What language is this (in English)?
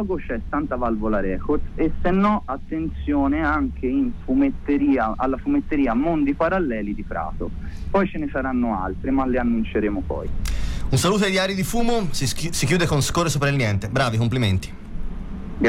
Italian